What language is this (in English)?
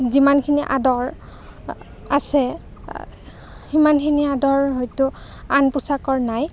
Assamese